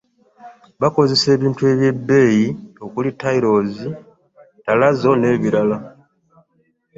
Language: Ganda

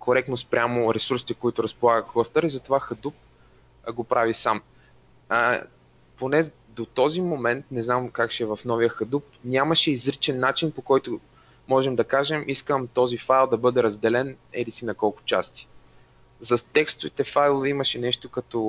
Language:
Bulgarian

